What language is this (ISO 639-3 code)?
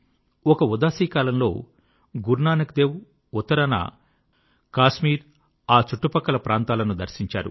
tel